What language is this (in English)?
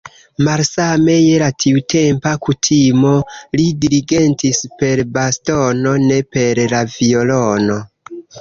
Esperanto